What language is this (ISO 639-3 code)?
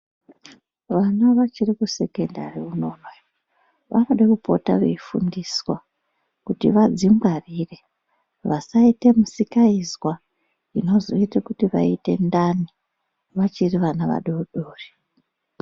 ndc